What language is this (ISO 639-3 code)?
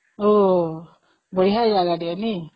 ori